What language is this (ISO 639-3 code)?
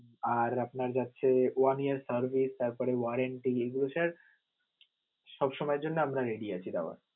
ben